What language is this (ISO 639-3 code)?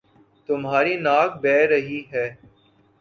urd